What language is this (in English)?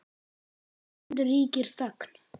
Icelandic